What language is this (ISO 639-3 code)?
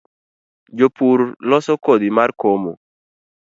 luo